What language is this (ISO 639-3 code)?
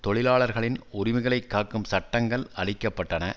tam